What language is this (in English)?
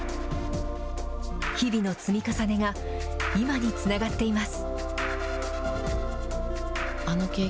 Japanese